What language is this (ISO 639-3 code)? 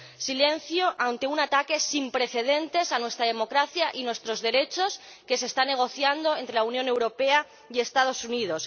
spa